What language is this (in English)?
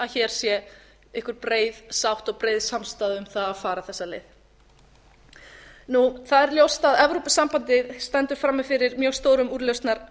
Icelandic